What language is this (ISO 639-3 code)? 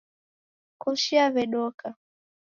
dav